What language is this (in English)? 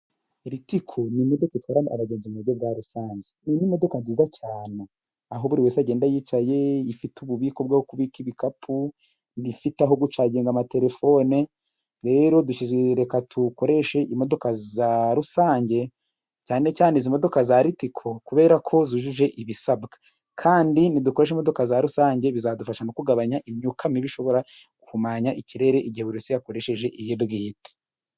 Kinyarwanda